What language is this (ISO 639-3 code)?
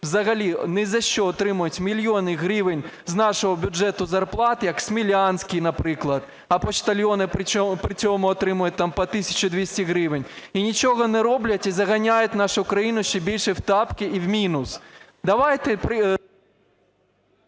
ukr